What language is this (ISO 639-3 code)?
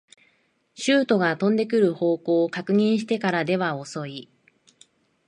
jpn